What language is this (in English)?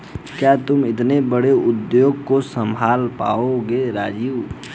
Hindi